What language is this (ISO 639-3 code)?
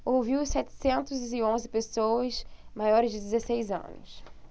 por